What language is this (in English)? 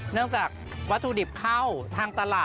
Thai